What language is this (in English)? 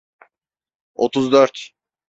Turkish